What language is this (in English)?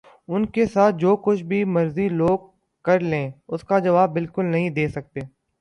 Urdu